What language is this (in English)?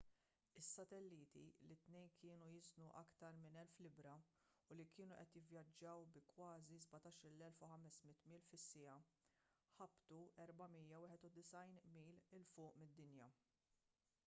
Maltese